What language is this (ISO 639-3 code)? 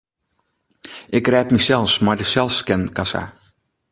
fry